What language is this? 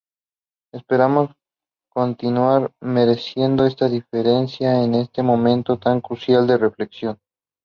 Spanish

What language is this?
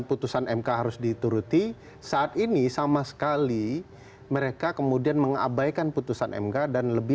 Indonesian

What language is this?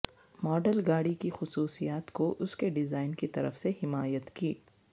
Urdu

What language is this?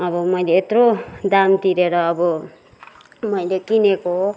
Nepali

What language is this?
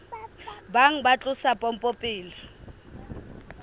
Southern Sotho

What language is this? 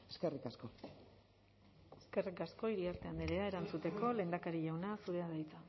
Basque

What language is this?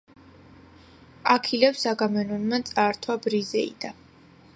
Georgian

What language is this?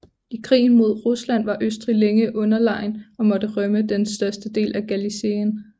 Danish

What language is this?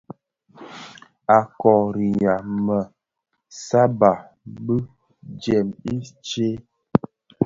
Bafia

